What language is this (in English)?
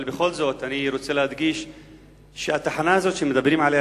Hebrew